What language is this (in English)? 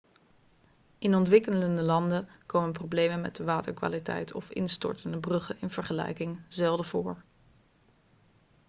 Dutch